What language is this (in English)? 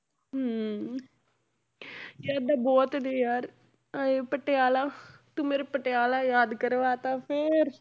Punjabi